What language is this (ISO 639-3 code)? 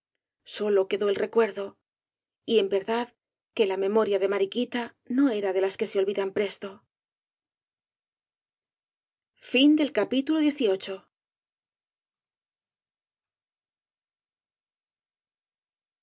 spa